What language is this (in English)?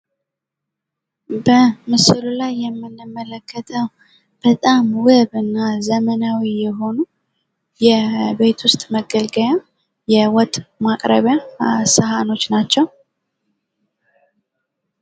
Amharic